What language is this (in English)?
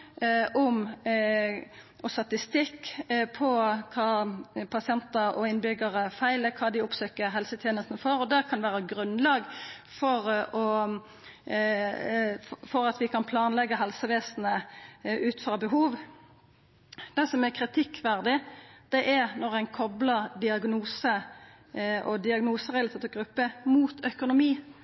Norwegian Nynorsk